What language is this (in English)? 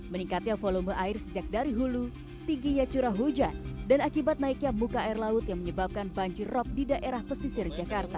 Indonesian